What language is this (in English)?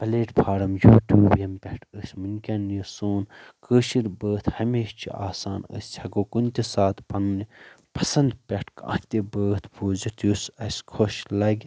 Kashmiri